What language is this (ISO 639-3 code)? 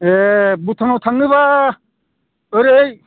brx